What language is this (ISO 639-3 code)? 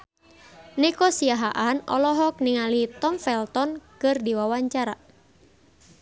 sun